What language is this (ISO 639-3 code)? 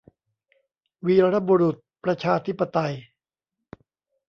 tha